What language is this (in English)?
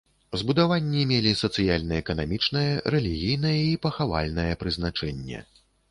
Belarusian